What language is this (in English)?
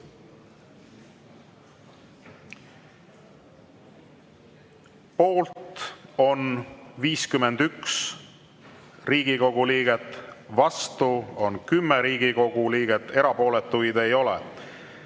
Estonian